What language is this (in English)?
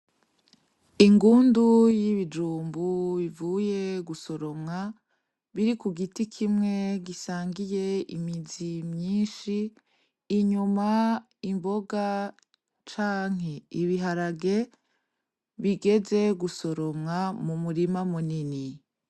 Rundi